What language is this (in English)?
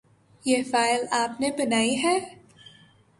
Urdu